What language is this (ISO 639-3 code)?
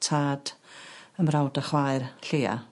cym